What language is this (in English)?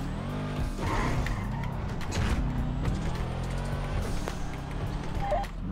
Indonesian